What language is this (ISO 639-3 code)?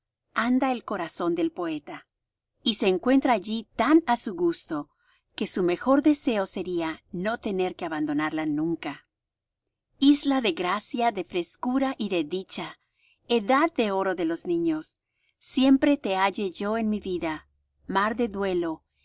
spa